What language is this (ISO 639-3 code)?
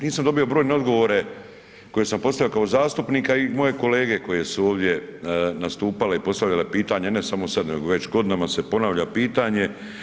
hrv